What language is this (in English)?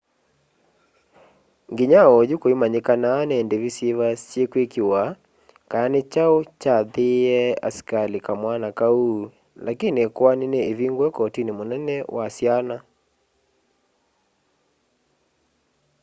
Kamba